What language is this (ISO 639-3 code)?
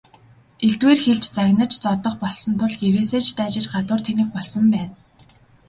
mon